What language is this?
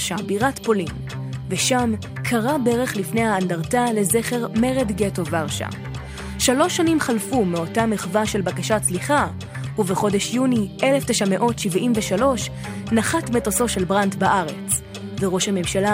Hebrew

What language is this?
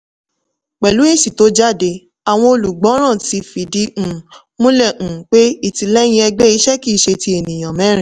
Yoruba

